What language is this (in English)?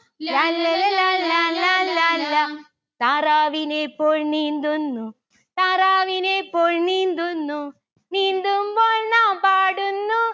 Malayalam